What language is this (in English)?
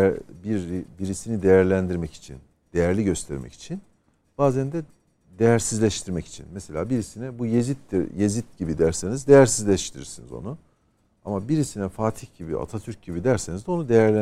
Turkish